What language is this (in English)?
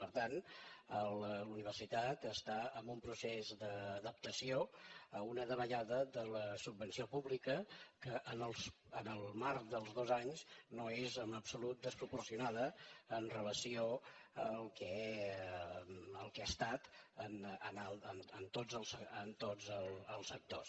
Catalan